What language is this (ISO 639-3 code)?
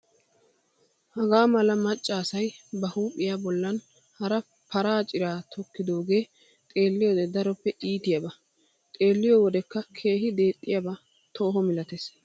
wal